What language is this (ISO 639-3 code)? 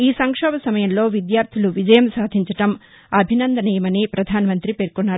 tel